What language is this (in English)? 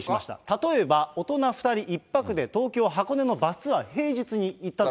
Japanese